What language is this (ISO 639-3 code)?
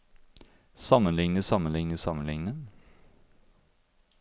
nor